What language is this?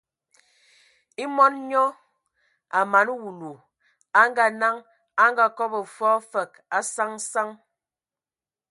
Ewondo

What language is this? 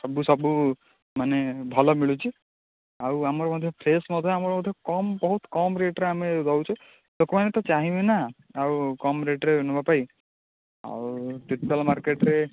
Odia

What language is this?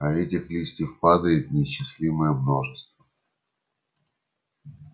Russian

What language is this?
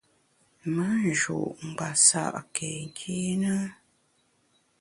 Bamun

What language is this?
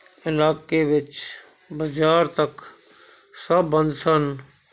Punjabi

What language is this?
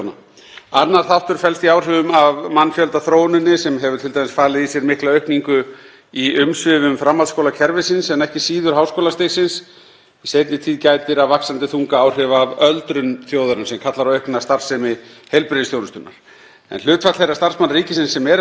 Icelandic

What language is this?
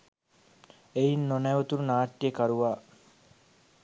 Sinhala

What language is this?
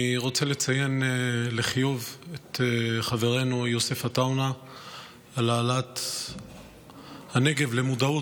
Hebrew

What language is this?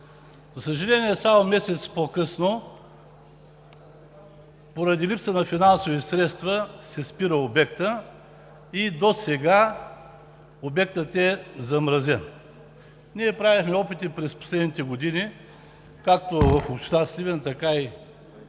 Bulgarian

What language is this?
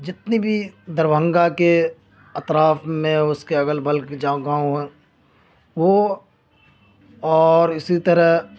Urdu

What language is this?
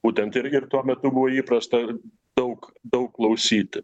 Lithuanian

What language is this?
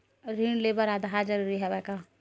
Chhattisgarhi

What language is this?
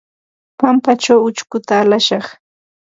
Ambo-Pasco Quechua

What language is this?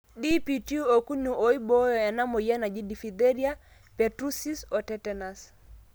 Masai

